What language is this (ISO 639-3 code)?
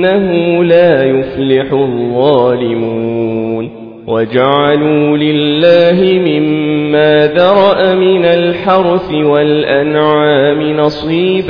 ara